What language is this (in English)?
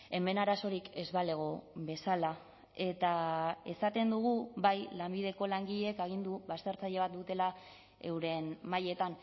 Basque